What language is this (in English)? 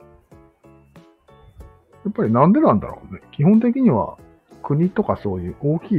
Japanese